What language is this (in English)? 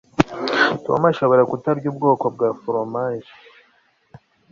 Kinyarwanda